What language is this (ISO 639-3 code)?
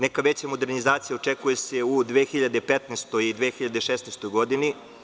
srp